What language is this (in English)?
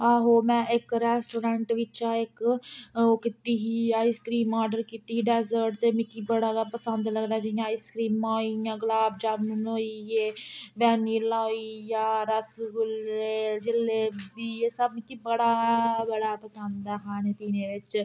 Dogri